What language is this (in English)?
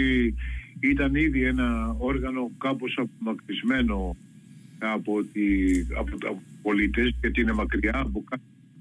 Greek